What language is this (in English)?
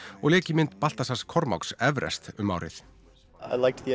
Icelandic